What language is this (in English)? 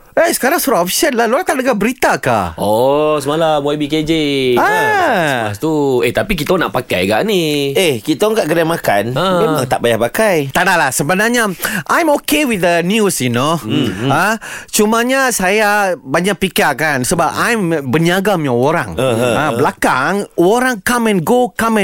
Malay